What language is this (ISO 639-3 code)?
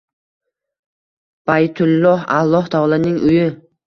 uzb